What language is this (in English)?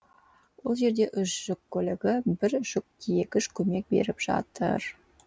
Kazakh